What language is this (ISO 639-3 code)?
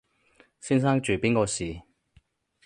yue